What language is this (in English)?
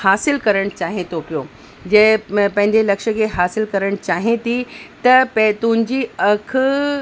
Sindhi